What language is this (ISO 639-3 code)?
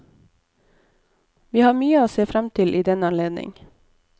nor